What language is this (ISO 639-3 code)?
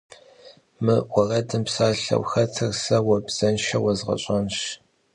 kbd